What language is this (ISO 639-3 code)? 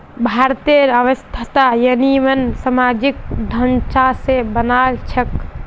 mag